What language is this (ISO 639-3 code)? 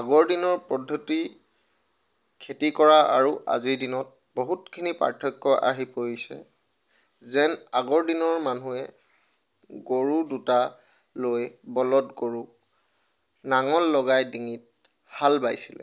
asm